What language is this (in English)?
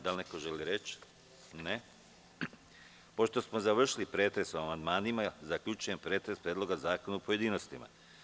Serbian